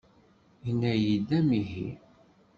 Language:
Kabyle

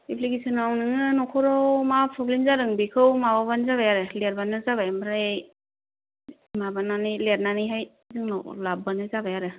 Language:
Bodo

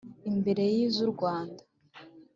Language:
Kinyarwanda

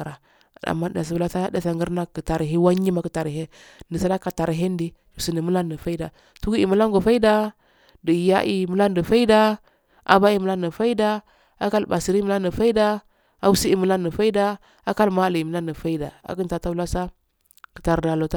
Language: Afade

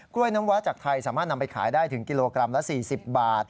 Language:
Thai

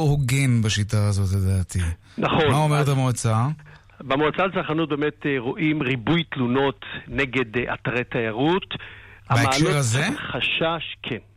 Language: Hebrew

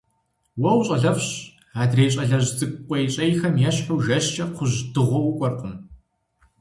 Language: Kabardian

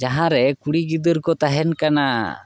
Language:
Santali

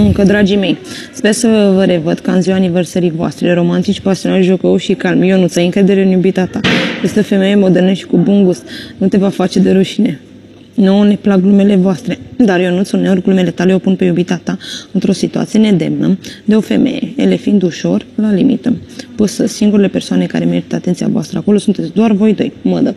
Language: Romanian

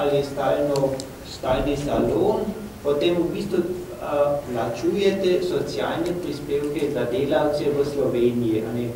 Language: Romanian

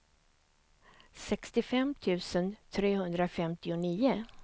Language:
Swedish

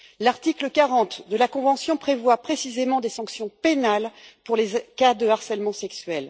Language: French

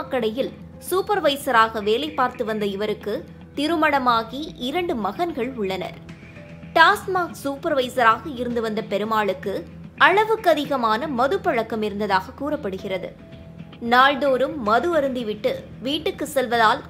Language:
Spanish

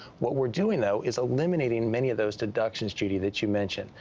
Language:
English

